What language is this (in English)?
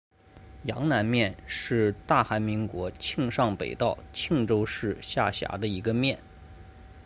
Chinese